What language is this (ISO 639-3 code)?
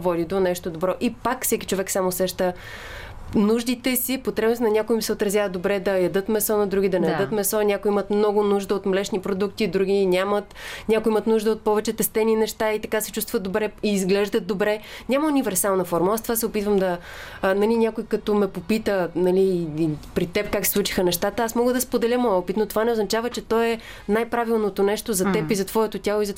bul